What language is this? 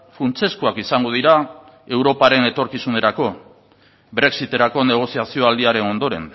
Basque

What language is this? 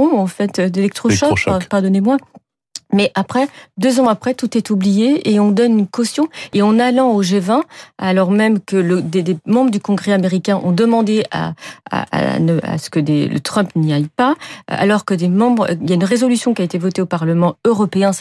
French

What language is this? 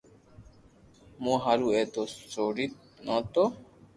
Loarki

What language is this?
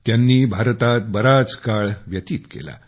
Marathi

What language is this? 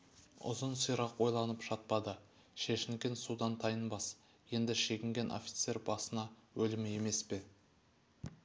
Kazakh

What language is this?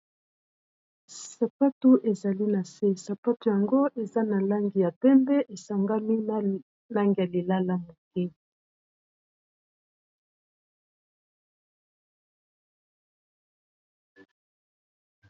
Lingala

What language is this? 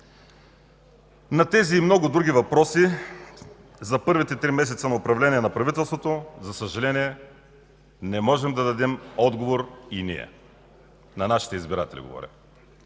Bulgarian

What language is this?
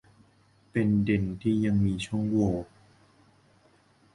Thai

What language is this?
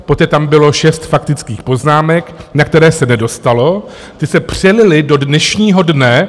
Czech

